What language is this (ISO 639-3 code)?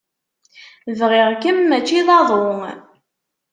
kab